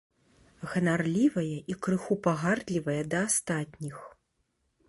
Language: Belarusian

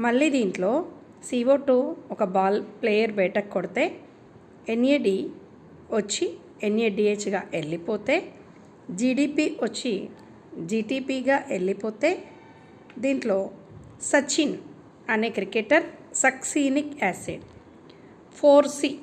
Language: Telugu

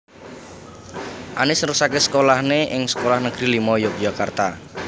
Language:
Javanese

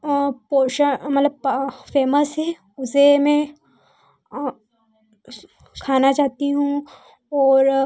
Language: Hindi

